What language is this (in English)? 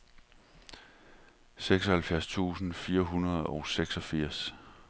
Danish